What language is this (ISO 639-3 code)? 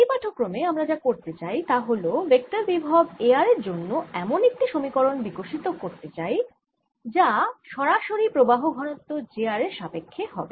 ben